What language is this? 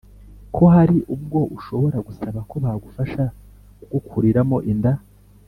Kinyarwanda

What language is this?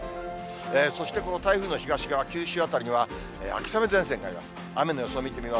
Japanese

